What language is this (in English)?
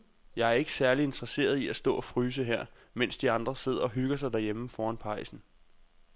Danish